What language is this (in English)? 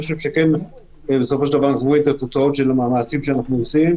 Hebrew